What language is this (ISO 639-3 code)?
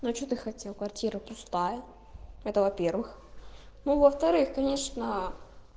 rus